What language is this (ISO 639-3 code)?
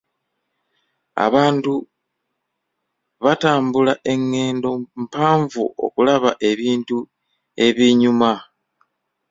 lug